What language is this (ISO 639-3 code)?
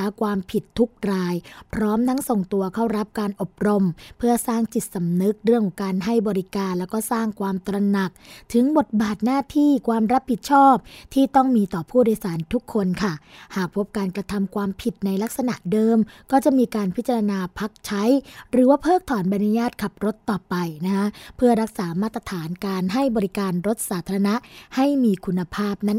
tha